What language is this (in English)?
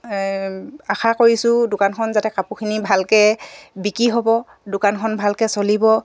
Assamese